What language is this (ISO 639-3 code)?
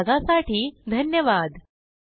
mar